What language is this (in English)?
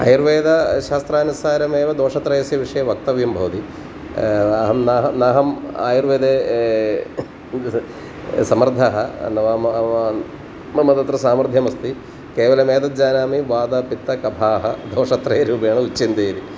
Sanskrit